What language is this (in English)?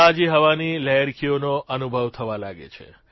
Gujarati